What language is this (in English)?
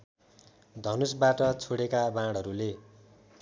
Nepali